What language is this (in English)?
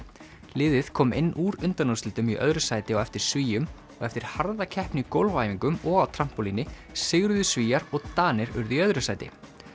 Icelandic